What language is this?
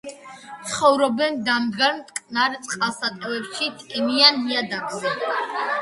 Georgian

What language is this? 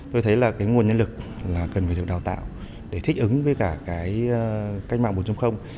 Vietnamese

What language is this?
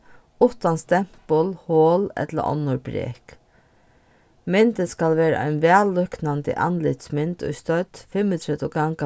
Faroese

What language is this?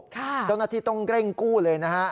Thai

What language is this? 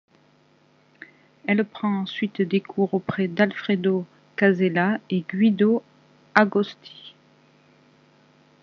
French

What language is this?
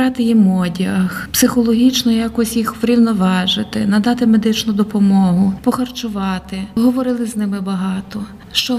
Ukrainian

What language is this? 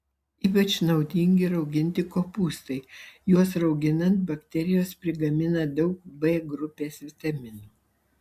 Lithuanian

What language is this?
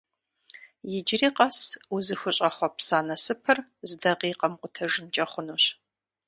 Kabardian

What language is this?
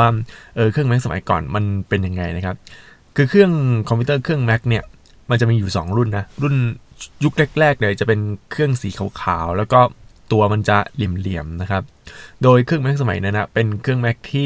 Thai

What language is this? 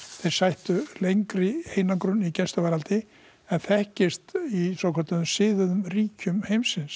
Icelandic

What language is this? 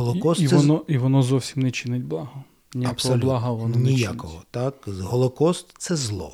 Ukrainian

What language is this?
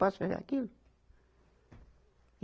Portuguese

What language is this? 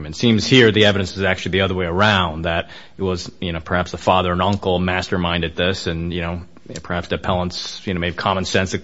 English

